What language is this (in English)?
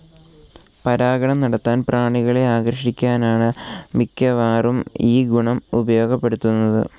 Malayalam